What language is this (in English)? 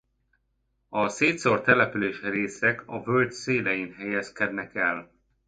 Hungarian